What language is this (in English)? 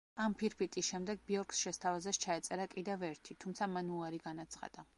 Georgian